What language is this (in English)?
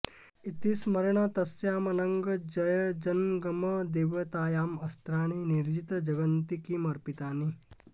Sanskrit